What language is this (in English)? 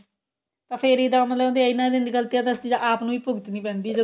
Punjabi